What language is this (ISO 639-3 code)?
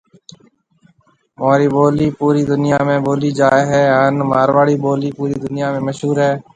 mve